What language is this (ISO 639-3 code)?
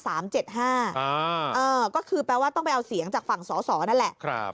tha